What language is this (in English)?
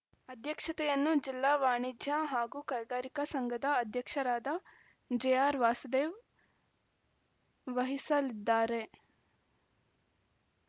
Kannada